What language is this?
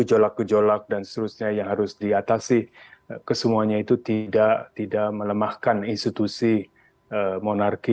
Indonesian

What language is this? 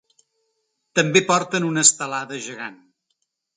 Catalan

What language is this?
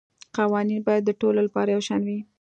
Pashto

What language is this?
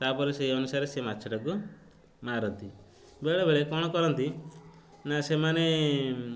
Odia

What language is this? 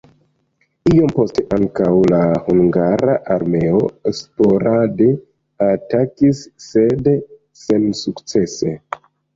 Esperanto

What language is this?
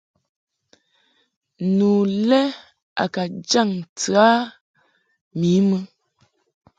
Mungaka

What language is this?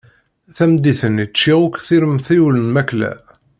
Kabyle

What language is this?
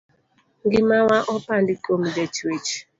Luo (Kenya and Tanzania)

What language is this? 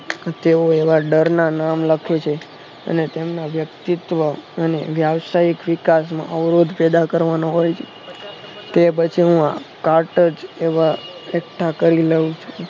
Gujarati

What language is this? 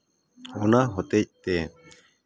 Santali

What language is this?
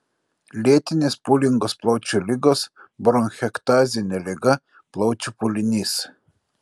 Lithuanian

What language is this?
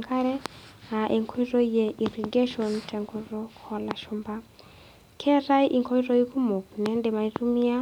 Masai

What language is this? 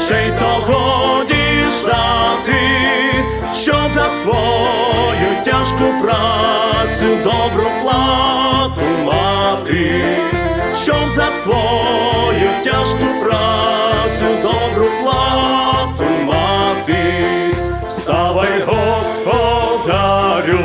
Ukrainian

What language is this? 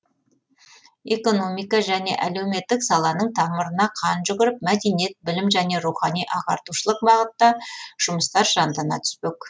Kazakh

